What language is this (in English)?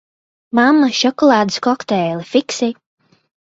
Latvian